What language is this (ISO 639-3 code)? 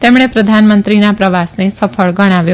guj